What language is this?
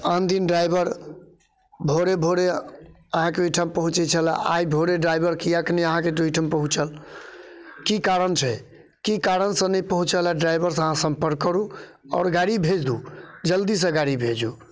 Maithili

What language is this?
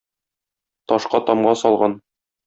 Tatar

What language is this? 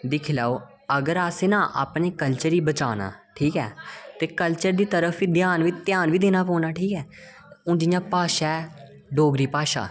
Dogri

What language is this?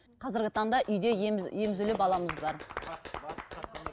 Kazakh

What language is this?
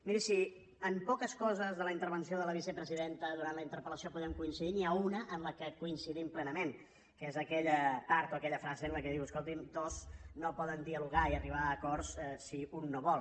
Catalan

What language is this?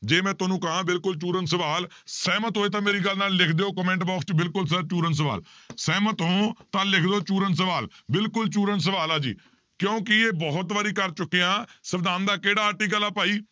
Punjabi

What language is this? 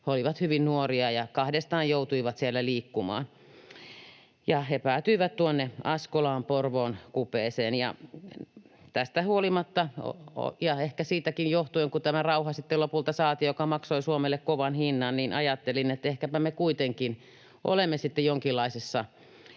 Finnish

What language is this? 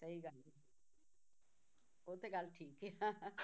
Punjabi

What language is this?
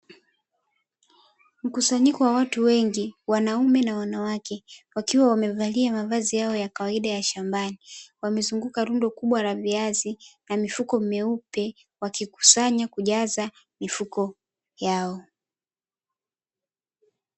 Swahili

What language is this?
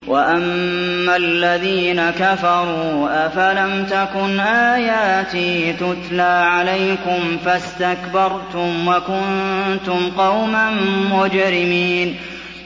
Arabic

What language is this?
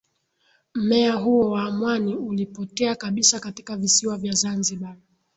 Swahili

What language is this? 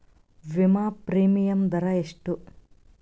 Kannada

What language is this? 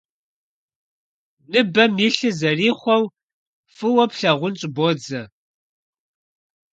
Kabardian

